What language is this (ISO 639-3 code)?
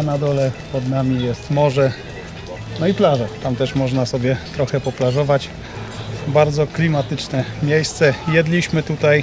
pol